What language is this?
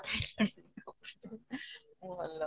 Odia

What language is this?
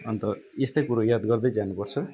Nepali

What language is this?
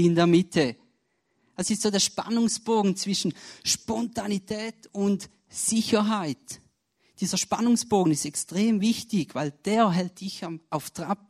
German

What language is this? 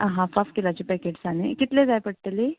Konkani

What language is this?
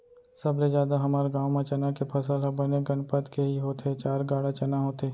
Chhattisgarhi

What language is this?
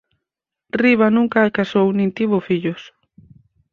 Galician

